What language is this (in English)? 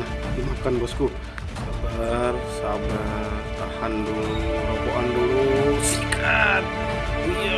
Indonesian